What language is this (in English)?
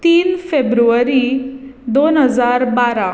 Konkani